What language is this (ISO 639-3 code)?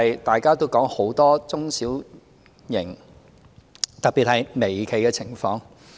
yue